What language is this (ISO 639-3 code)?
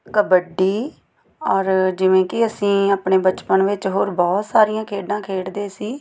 pan